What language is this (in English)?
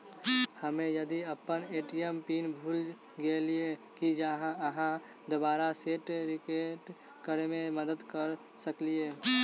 Maithili